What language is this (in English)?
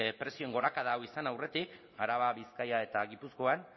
Basque